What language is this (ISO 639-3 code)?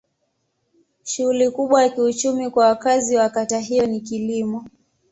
swa